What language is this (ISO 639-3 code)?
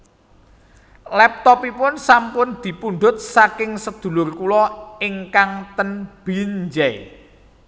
jav